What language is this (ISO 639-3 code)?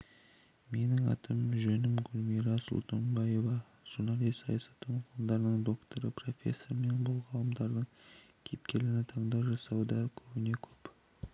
kaz